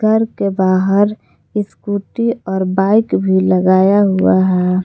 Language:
Hindi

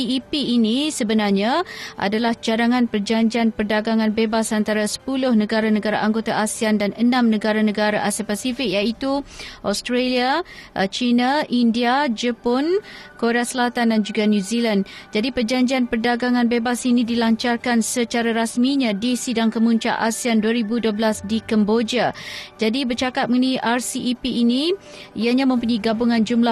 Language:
Malay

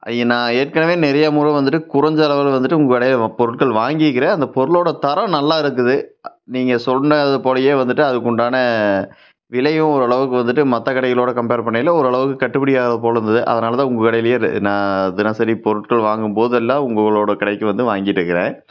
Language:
Tamil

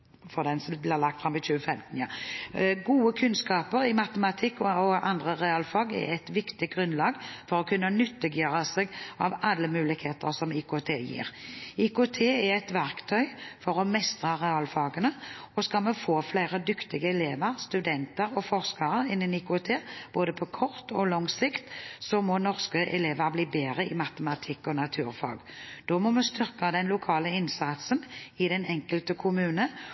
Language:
Norwegian Bokmål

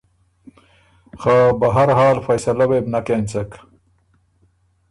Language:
Ormuri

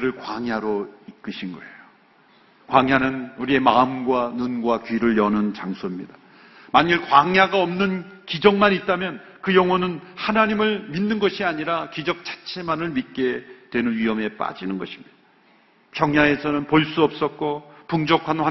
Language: Korean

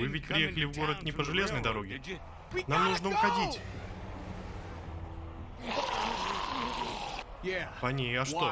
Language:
Russian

